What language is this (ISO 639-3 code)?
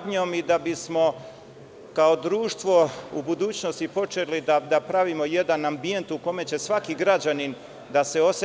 srp